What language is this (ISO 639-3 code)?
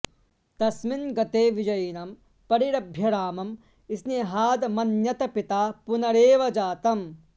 san